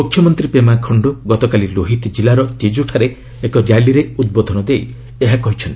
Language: Odia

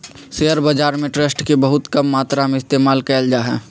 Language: Magahi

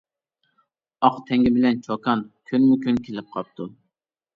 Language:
Uyghur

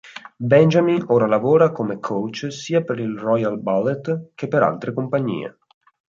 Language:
Italian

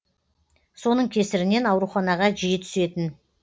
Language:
Kazakh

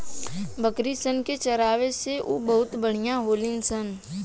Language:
Bhojpuri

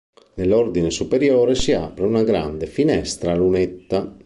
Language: Italian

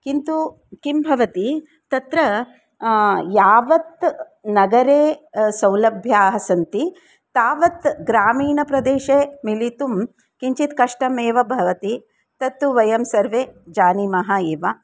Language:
Sanskrit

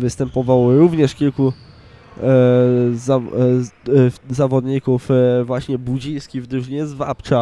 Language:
Polish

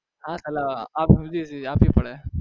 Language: Gujarati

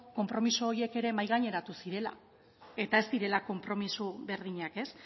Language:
Basque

